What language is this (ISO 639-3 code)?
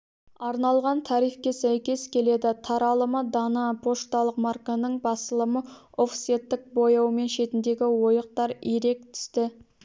kaz